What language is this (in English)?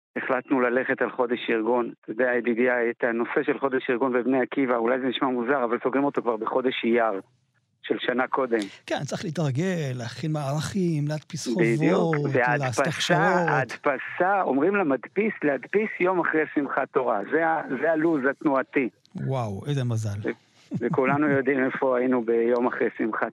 Hebrew